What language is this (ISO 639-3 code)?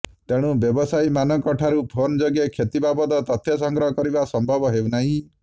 ori